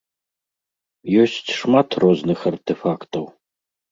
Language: Belarusian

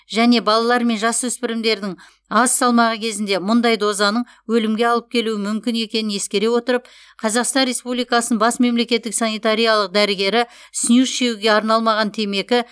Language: Kazakh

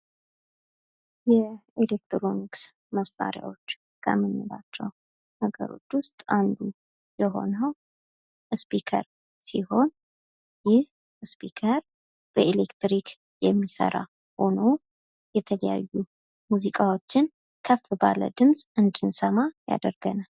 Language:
Amharic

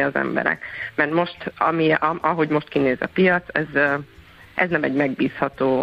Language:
Hungarian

